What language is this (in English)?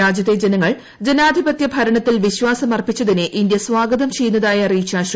Malayalam